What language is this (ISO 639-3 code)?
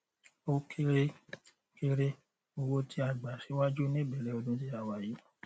yor